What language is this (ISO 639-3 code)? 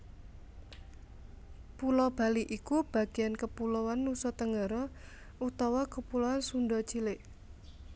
jav